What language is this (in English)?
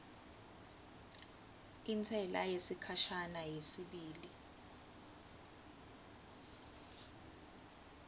Swati